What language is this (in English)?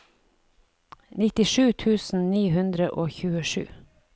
Norwegian